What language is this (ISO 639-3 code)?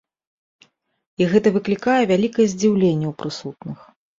bel